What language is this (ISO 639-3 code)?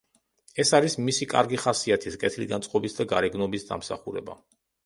kat